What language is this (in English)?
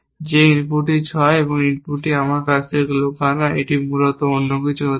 Bangla